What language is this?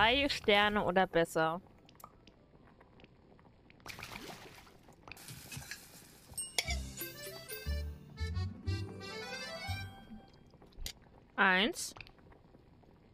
German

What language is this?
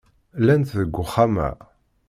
Kabyle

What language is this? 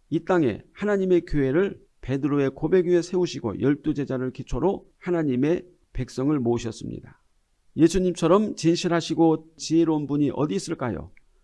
Korean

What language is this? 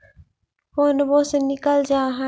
Magahi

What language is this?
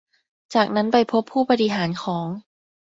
Thai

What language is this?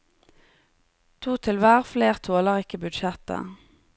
Norwegian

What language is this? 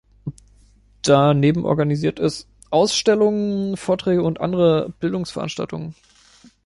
German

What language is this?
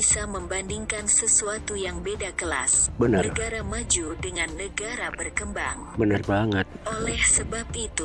Indonesian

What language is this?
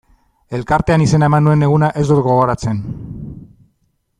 Basque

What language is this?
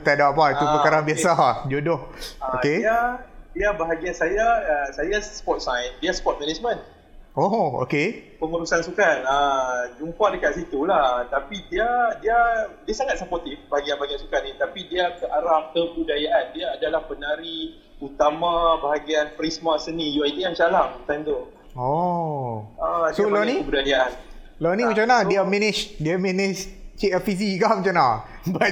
Malay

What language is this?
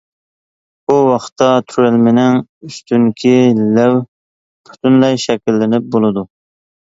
Uyghur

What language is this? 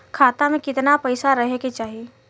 Bhojpuri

